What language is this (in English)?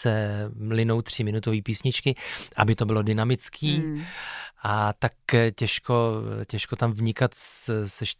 Czech